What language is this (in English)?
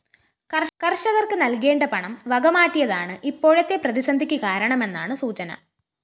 Malayalam